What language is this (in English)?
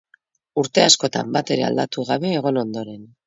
Basque